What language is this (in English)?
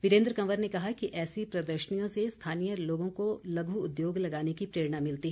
Hindi